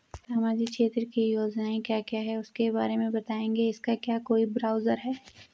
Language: Hindi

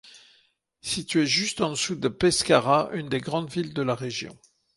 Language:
French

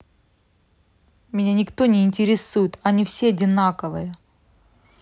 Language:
Russian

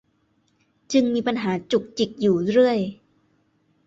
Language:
Thai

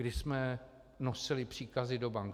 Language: Czech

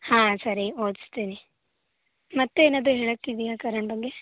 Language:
Kannada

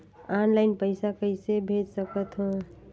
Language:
Chhattisgarhi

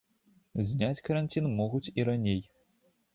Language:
Belarusian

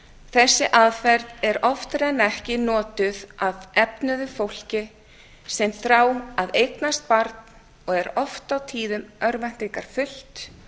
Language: Icelandic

